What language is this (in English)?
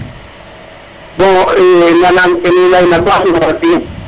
Serer